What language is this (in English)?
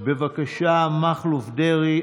Hebrew